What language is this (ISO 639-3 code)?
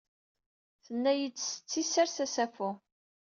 kab